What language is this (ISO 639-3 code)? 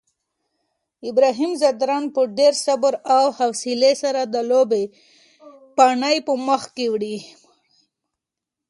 pus